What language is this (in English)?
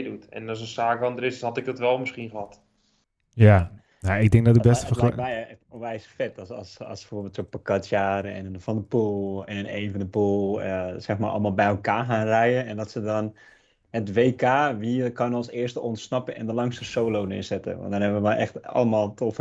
Dutch